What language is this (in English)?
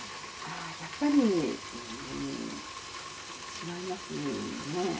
Japanese